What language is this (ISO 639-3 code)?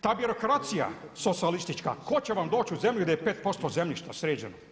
hrv